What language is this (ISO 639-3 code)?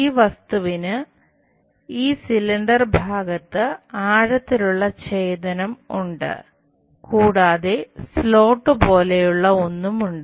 mal